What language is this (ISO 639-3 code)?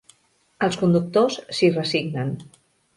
cat